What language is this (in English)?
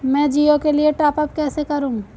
Hindi